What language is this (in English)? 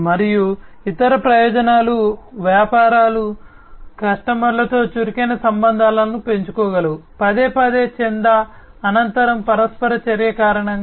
Telugu